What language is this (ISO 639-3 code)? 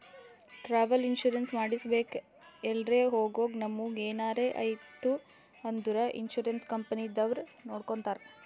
kan